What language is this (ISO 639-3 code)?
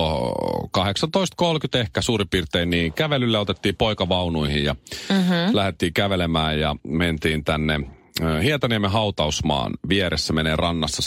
fin